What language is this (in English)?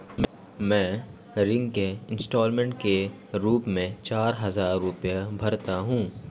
Hindi